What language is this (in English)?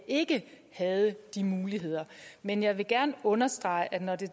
Danish